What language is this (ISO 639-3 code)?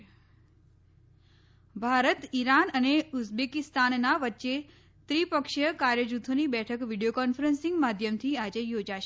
guj